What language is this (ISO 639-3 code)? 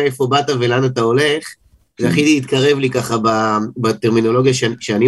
heb